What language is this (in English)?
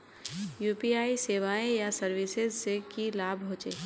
Magahi